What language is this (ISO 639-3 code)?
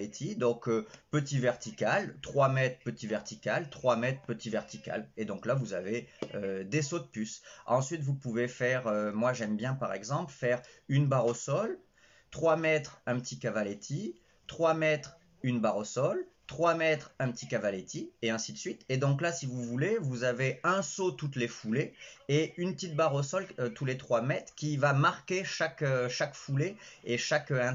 fra